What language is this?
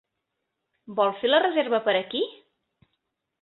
Catalan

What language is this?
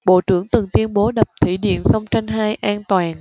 Vietnamese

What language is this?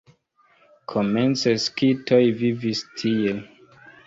Esperanto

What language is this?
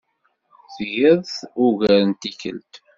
Kabyle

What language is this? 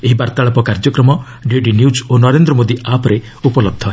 Odia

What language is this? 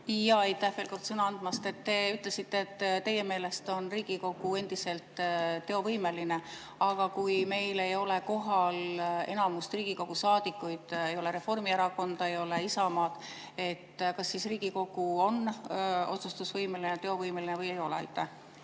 Estonian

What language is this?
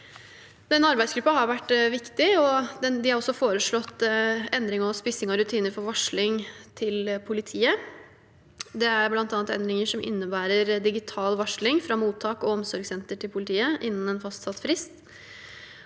Norwegian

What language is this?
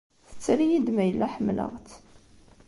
Kabyle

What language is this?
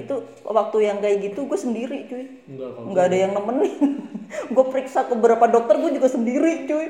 Indonesian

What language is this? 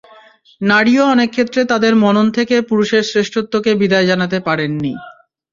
Bangla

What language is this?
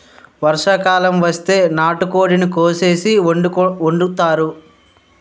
Telugu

